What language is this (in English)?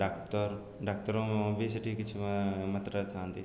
Odia